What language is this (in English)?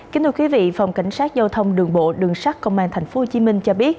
Vietnamese